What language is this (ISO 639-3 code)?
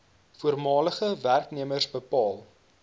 afr